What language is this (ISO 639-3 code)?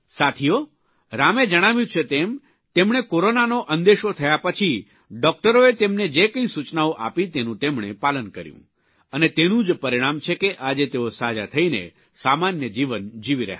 guj